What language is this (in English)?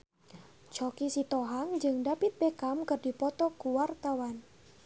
Sundanese